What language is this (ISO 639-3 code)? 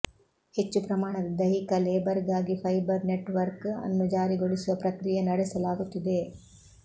kan